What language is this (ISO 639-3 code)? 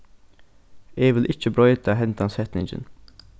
fao